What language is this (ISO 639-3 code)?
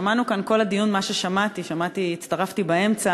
heb